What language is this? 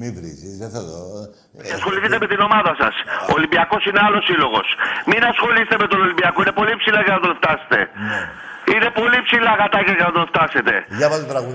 Greek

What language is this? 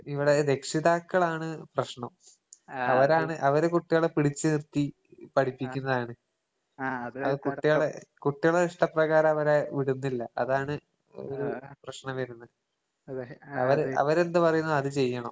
Malayalam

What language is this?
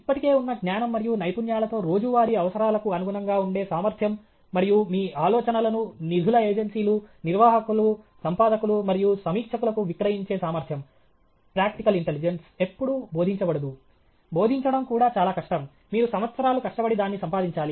Telugu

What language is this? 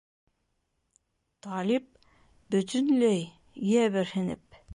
Bashkir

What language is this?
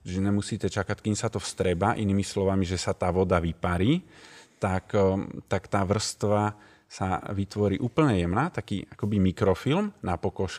Slovak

